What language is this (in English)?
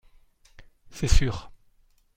French